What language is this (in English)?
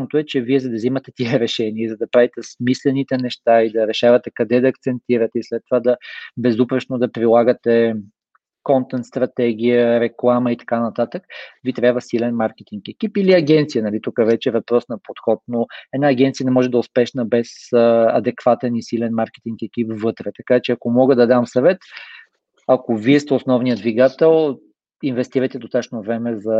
Bulgarian